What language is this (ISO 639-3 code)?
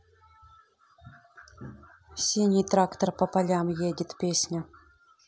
rus